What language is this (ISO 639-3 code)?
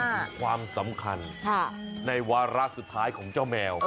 tha